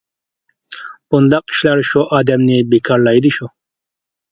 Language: Uyghur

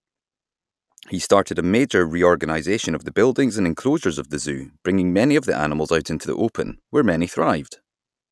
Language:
English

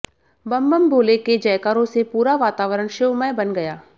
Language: Hindi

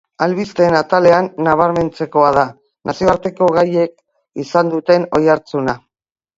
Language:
Basque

